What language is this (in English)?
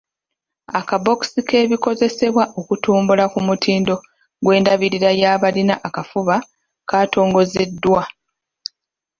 Ganda